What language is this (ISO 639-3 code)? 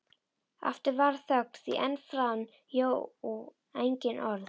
isl